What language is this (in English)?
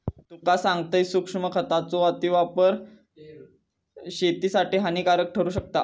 Marathi